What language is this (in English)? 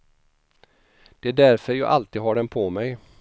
Swedish